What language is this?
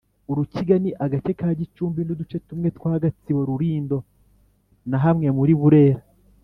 Kinyarwanda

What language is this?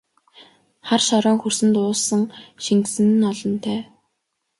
Mongolian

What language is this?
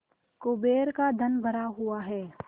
Hindi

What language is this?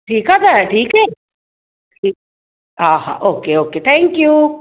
Sindhi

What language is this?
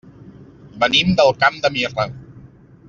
Catalan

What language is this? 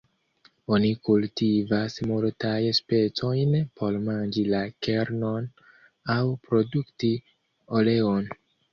Esperanto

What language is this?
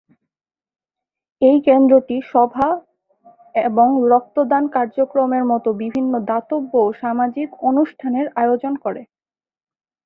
Bangla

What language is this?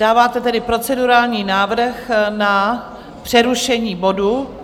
Czech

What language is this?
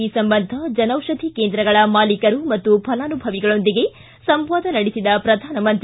Kannada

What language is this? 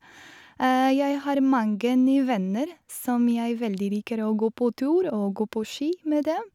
Norwegian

